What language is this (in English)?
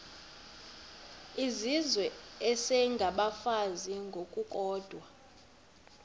Xhosa